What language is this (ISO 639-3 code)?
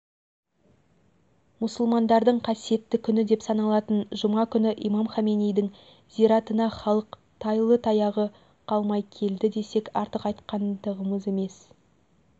kaz